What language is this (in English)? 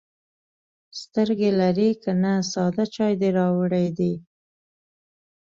Pashto